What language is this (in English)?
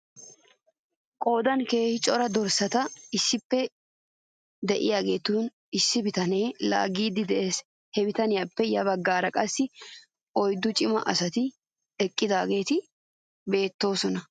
Wolaytta